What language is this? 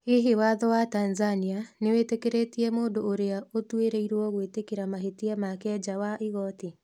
Kikuyu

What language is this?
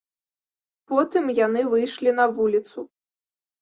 Belarusian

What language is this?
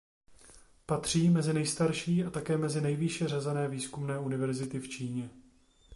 Czech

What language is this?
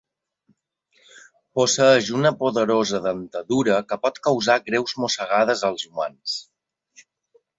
Catalan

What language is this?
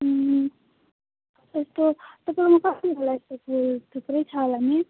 Nepali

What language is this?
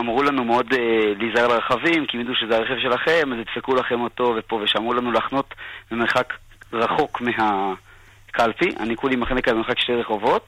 Hebrew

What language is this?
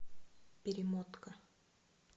Russian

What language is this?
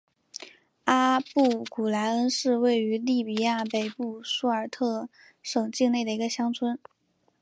Chinese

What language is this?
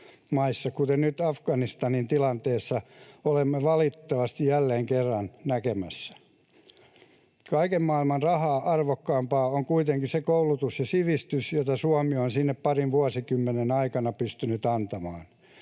Finnish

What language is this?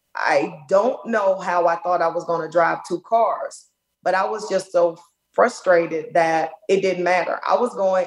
English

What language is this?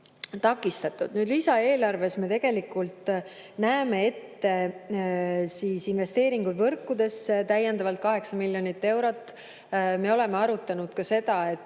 Estonian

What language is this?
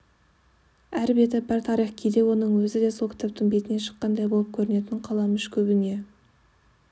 Kazakh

